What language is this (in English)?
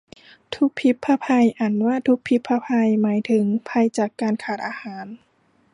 Thai